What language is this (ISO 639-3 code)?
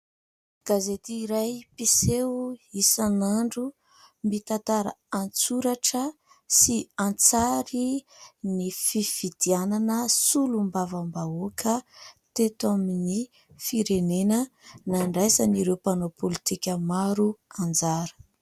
mlg